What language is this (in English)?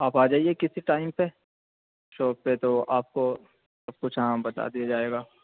Urdu